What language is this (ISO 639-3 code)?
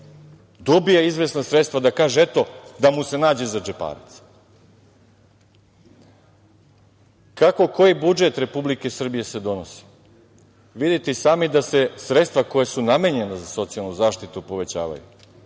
srp